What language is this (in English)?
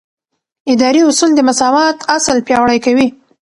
Pashto